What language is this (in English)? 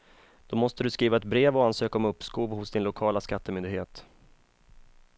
Swedish